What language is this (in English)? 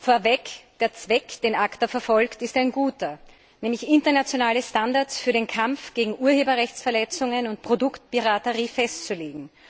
German